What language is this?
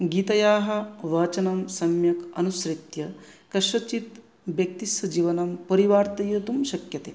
Sanskrit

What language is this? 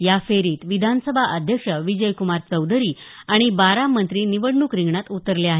Marathi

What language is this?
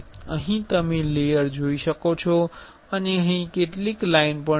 Gujarati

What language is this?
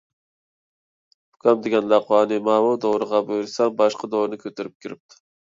Uyghur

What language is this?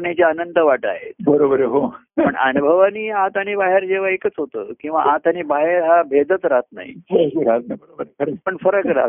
Marathi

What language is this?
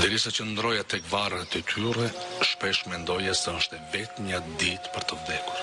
Macedonian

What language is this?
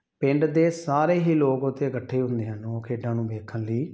Punjabi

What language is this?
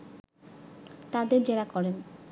Bangla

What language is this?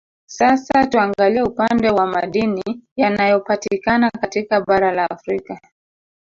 Swahili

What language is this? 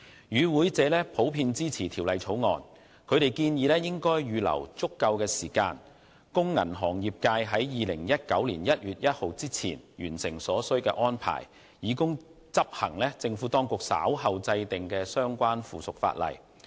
Cantonese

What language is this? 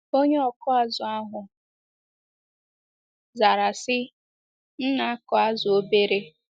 Igbo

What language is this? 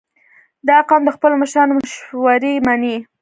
Pashto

